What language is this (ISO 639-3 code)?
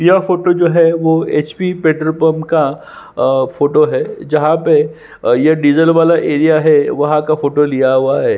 hin